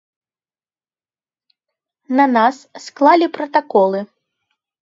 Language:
Belarusian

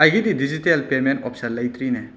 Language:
Manipuri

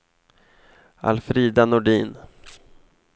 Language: Swedish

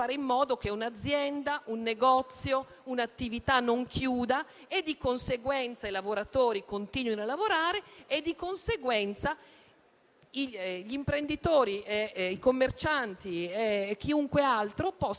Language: Italian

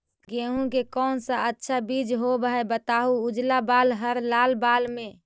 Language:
Magahi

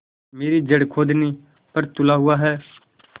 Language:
Hindi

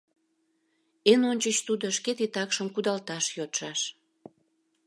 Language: Mari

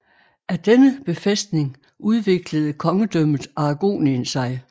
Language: Danish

